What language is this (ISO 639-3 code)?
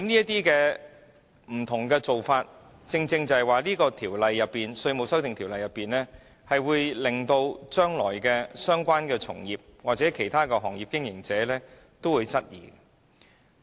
yue